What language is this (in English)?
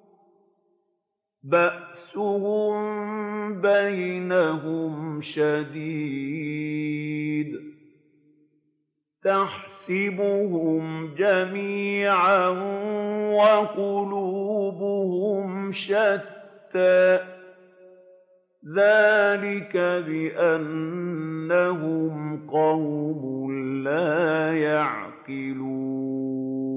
Arabic